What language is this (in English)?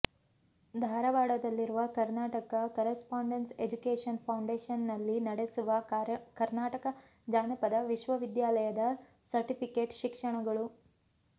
Kannada